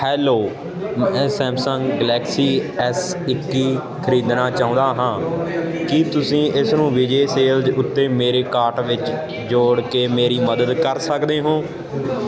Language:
Punjabi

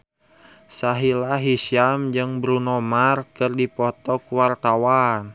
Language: Sundanese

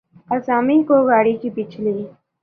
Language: Urdu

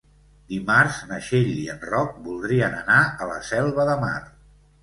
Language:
Catalan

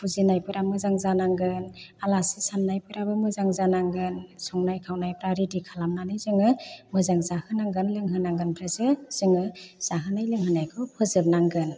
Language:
Bodo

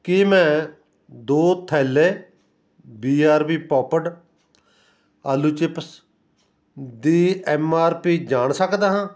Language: Punjabi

